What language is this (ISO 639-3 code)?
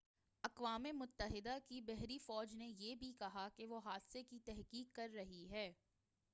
urd